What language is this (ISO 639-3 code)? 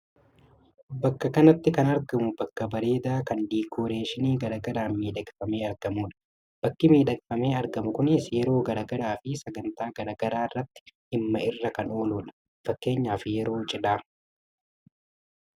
orm